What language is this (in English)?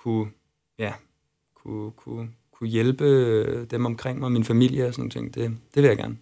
Danish